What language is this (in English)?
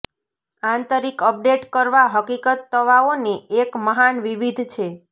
Gujarati